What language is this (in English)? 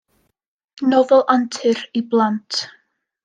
Welsh